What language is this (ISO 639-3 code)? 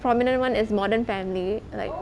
eng